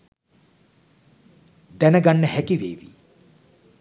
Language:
Sinhala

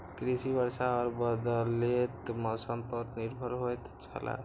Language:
Maithili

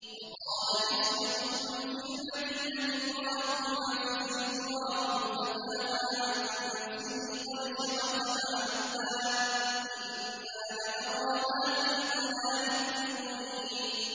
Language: Arabic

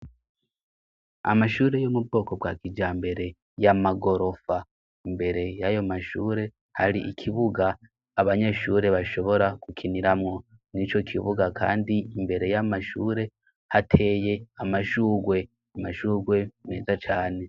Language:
Rundi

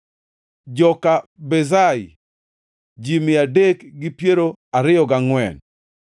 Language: Luo (Kenya and Tanzania)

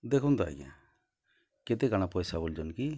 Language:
Odia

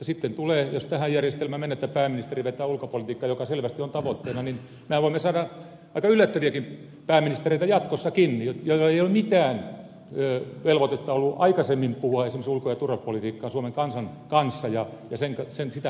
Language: Finnish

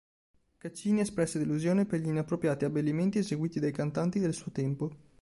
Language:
Italian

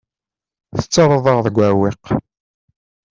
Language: Kabyle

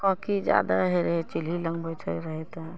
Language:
Maithili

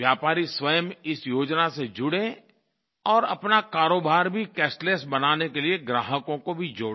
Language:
Hindi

